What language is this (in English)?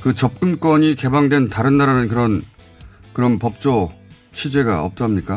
Korean